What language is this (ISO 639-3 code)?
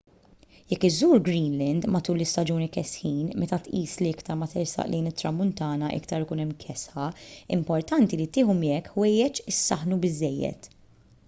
mlt